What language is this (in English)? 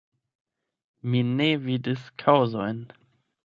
Esperanto